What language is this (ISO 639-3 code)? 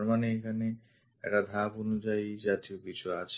ben